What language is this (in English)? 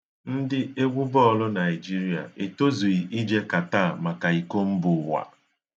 Igbo